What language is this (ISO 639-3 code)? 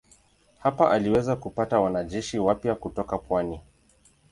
swa